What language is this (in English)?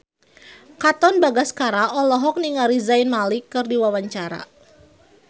Sundanese